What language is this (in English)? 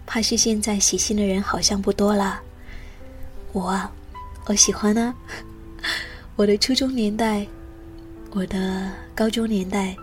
Chinese